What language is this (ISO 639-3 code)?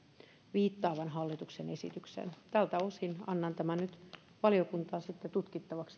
fin